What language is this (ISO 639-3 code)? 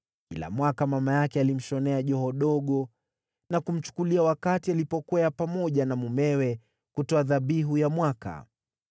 swa